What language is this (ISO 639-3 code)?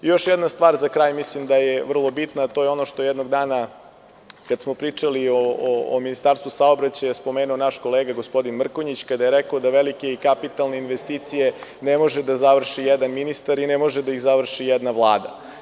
srp